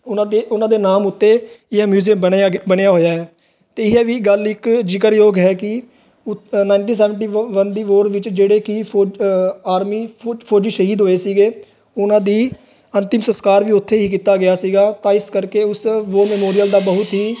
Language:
Punjabi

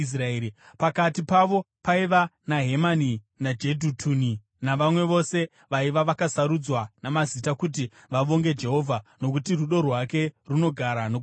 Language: Shona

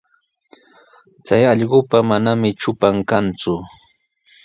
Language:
Sihuas Ancash Quechua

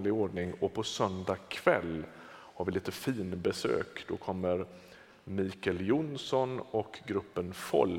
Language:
Swedish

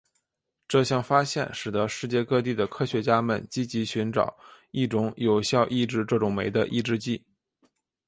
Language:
Chinese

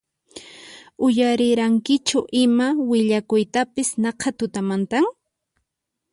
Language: Puno Quechua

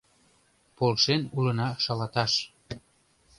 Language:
Mari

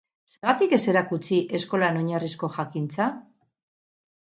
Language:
Basque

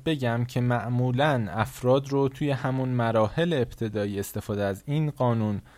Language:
Persian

